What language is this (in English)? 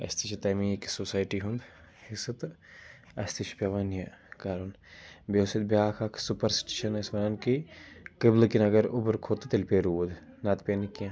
Kashmiri